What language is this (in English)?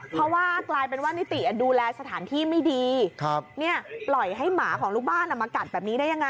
Thai